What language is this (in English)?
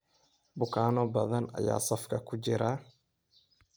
Somali